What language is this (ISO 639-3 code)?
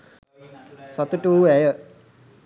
sin